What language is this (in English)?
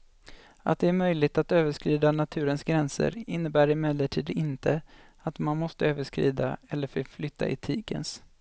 Swedish